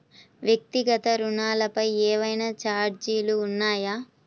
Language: Telugu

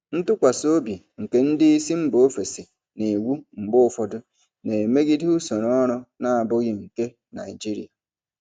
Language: Igbo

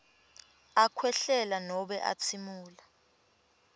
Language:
Swati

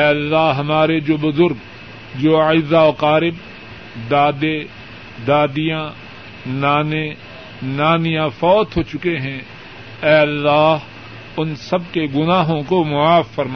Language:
Urdu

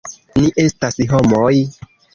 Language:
Esperanto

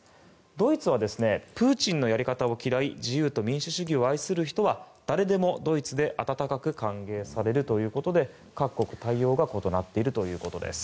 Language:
Japanese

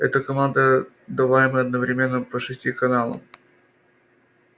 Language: Russian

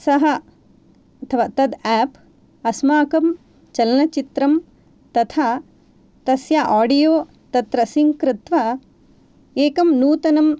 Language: Sanskrit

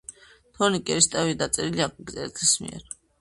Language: Georgian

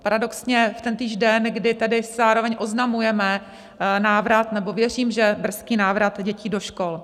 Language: Czech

